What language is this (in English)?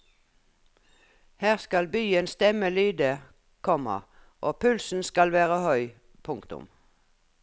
Norwegian